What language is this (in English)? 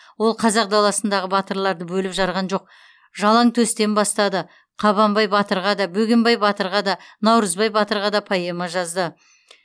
Kazakh